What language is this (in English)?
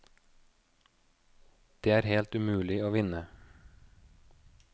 Norwegian